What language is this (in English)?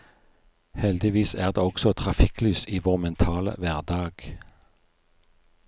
Norwegian